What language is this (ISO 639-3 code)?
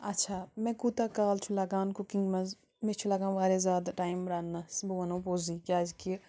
kas